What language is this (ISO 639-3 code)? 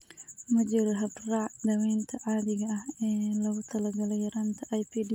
som